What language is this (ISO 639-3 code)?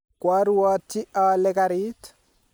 kln